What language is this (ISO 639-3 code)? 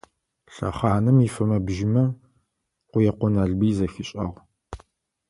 ady